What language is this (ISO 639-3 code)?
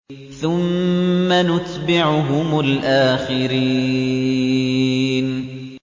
ara